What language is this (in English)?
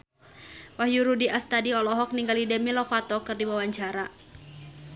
Sundanese